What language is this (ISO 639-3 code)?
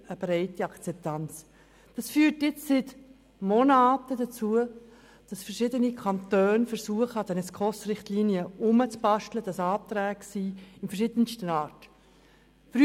gsw